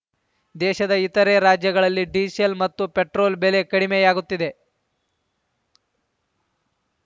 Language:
Kannada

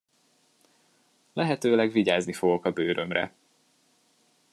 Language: Hungarian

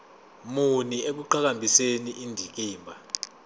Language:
Zulu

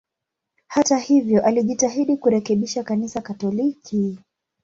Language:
Swahili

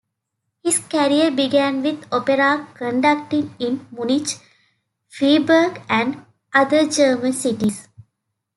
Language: English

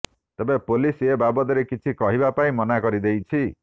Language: Odia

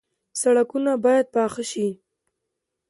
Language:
Pashto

